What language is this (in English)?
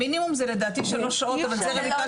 Hebrew